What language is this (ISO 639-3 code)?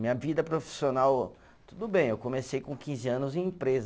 por